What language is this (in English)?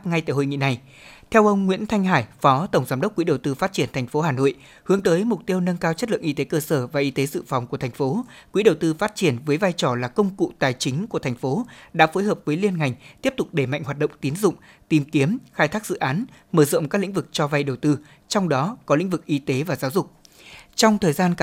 Vietnamese